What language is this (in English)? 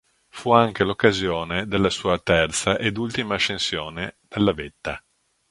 Italian